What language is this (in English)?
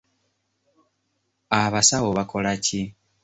Ganda